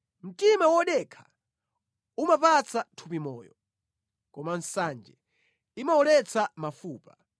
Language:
Nyanja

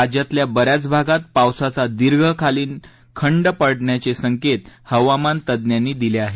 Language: Marathi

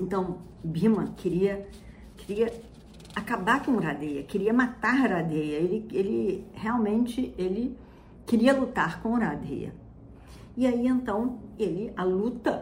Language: Portuguese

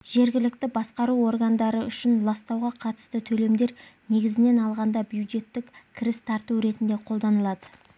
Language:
Kazakh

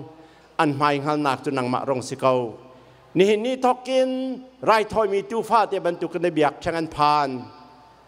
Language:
Thai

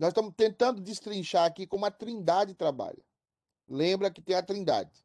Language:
Portuguese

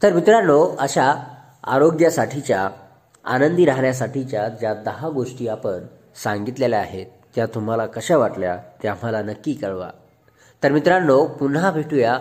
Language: Marathi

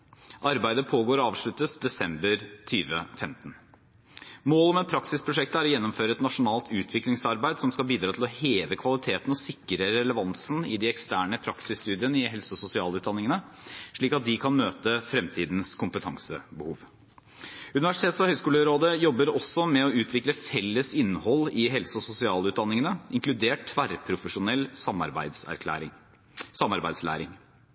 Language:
Norwegian Bokmål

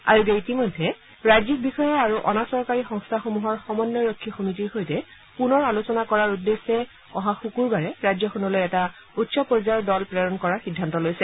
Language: Assamese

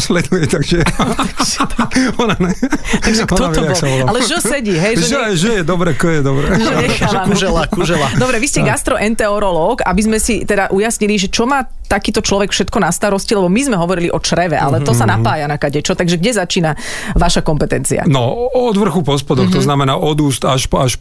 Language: Slovak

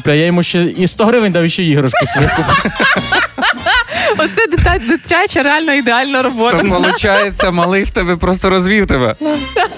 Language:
Ukrainian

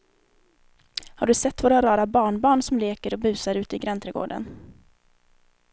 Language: Swedish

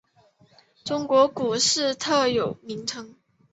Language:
Chinese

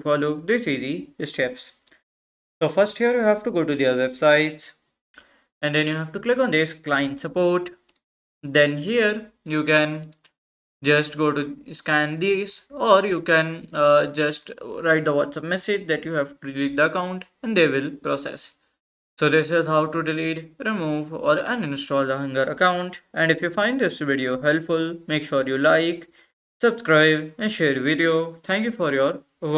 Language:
English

